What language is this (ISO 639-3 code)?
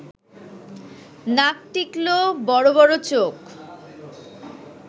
ben